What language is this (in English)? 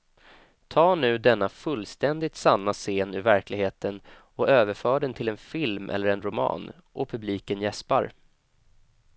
Swedish